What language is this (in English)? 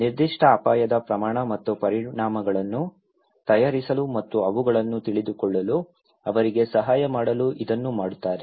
Kannada